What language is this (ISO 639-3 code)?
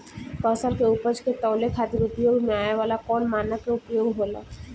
bho